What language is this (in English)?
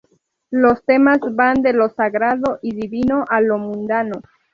Spanish